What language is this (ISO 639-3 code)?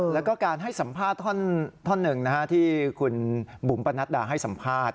tha